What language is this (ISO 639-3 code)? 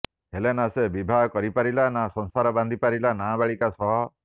ori